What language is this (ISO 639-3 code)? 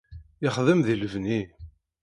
kab